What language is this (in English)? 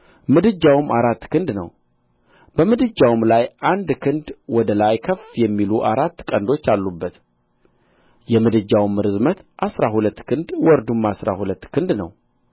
Amharic